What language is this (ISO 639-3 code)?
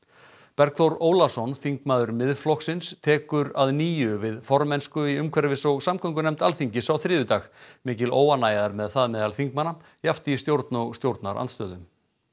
isl